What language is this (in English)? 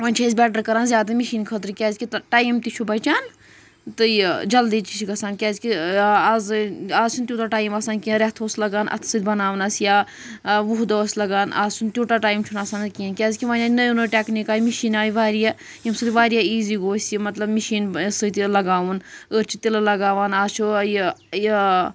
Kashmiri